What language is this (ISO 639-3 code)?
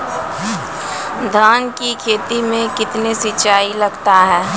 mai